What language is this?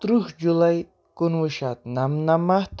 Kashmiri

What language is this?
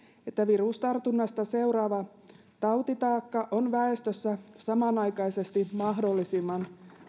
Finnish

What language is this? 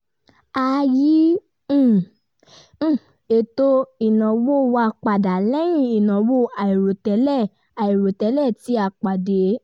Yoruba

